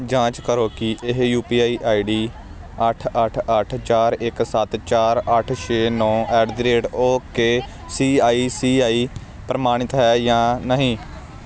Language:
Punjabi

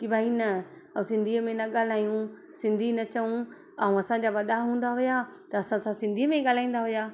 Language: Sindhi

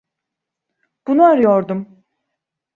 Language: Turkish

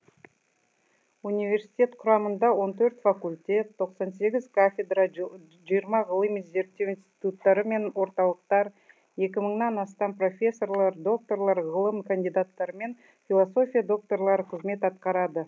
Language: Kazakh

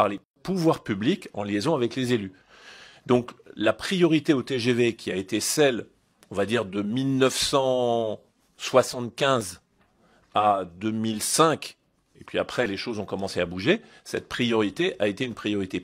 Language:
French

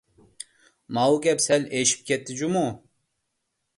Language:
Uyghur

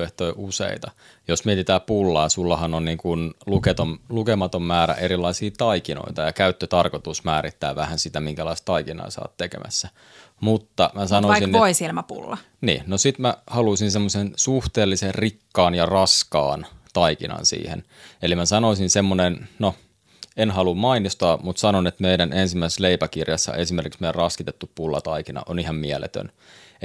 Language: Finnish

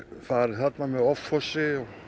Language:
Icelandic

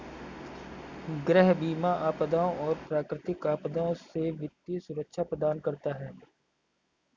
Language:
Hindi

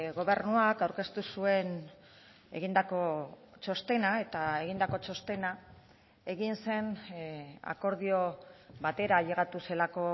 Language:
Basque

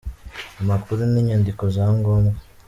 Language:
Kinyarwanda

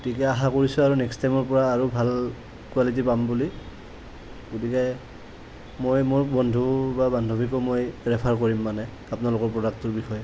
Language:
Assamese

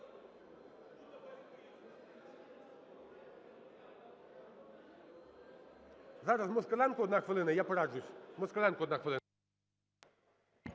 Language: Ukrainian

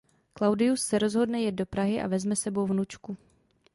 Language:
Czech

